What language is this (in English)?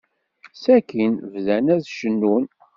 Kabyle